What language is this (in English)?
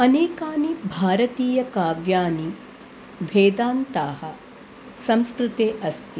Sanskrit